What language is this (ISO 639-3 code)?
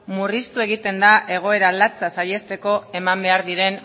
eus